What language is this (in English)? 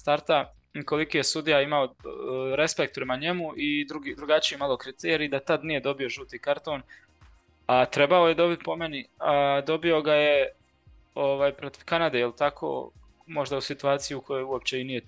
Croatian